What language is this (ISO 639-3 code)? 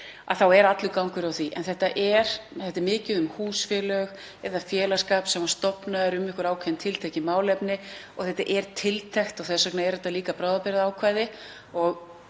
isl